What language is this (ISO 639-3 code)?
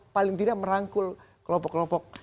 ind